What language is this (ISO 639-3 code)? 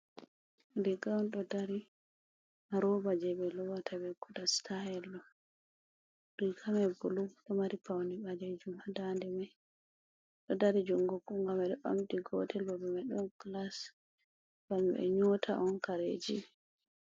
ful